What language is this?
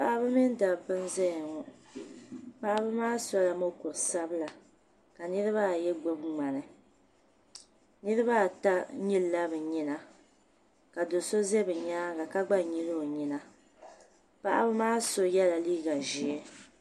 Dagbani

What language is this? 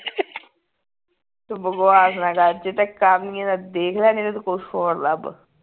Punjabi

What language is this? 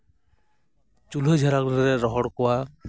Santali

